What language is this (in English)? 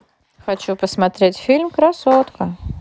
Russian